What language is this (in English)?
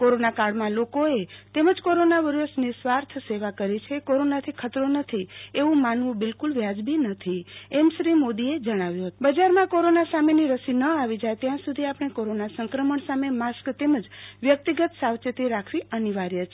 Gujarati